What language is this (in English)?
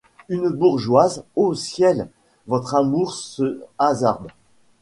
French